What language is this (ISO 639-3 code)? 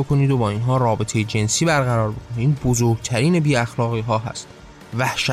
fas